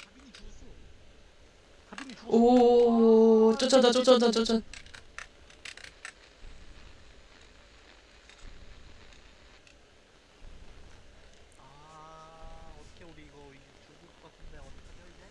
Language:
Korean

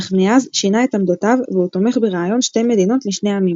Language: Hebrew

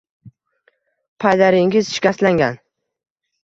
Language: Uzbek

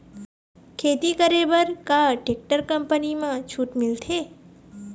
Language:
Chhattisgarhi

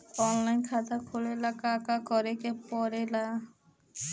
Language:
Bhojpuri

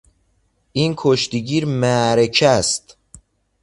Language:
Persian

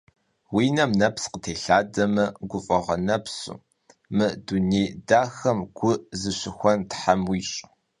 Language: Kabardian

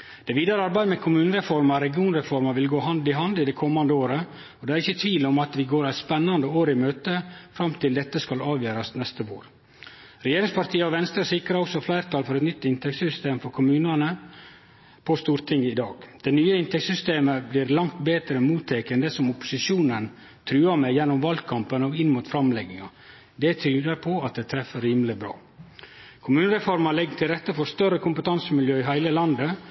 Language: Norwegian Nynorsk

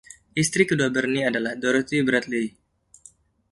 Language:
Indonesian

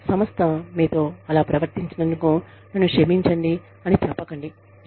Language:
Telugu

